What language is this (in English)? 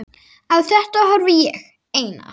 Icelandic